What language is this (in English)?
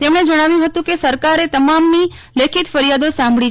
Gujarati